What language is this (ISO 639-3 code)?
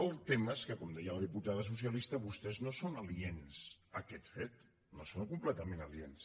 cat